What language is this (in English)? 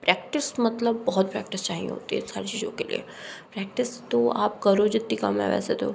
Hindi